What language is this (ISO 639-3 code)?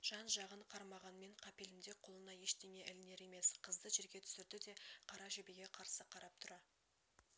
kaz